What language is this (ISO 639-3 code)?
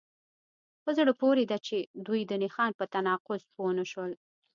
pus